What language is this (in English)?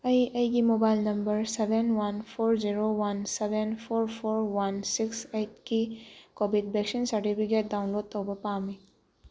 Manipuri